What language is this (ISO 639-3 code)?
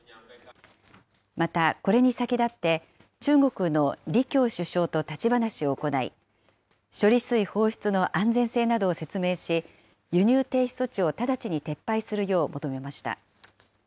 jpn